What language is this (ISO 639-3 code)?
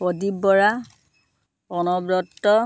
asm